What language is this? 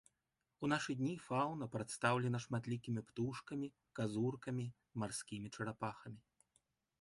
Belarusian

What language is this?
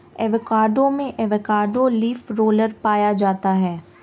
Hindi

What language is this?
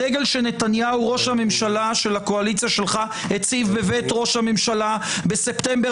Hebrew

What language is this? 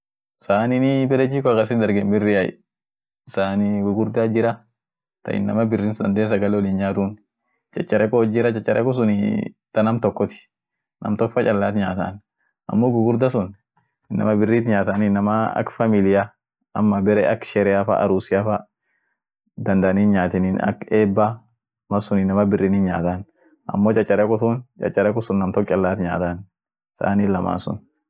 Orma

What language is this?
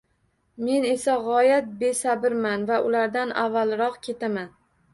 Uzbek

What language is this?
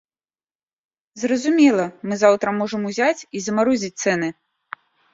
Belarusian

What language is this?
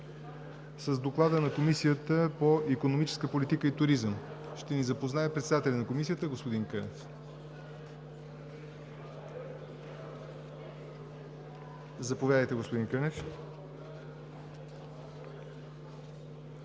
Bulgarian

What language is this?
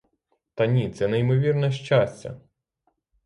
Ukrainian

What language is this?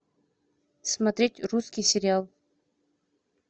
Russian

